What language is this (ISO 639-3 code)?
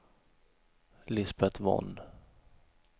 swe